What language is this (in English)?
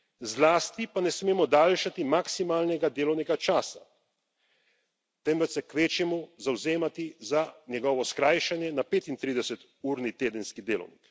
Slovenian